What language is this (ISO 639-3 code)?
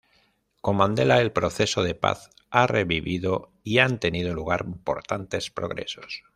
spa